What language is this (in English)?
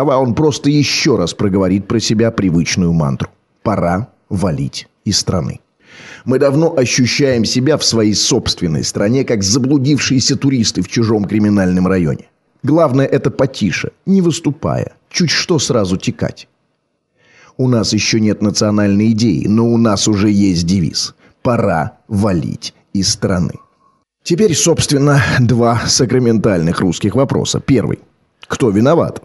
Russian